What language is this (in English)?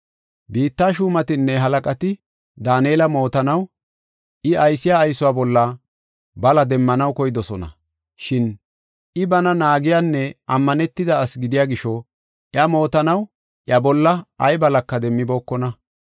Gofa